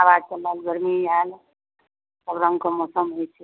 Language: Maithili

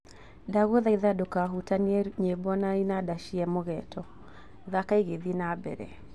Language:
Kikuyu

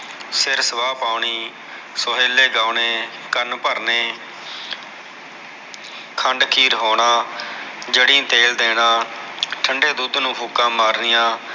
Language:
Punjabi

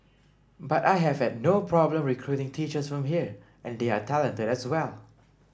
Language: English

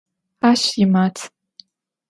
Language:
Adyghe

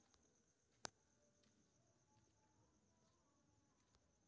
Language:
Maithili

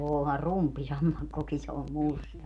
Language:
Finnish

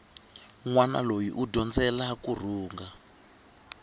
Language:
Tsonga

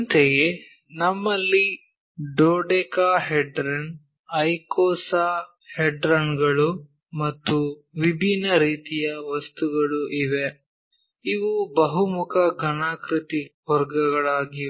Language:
Kannada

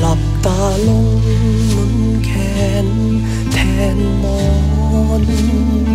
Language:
Thai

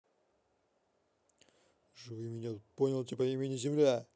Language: Russian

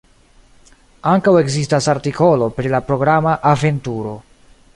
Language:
Esperanto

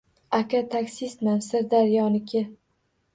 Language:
Uzbek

